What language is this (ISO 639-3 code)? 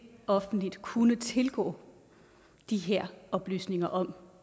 dan